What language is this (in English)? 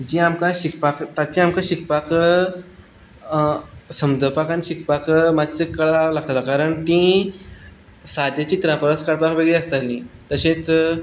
Konkani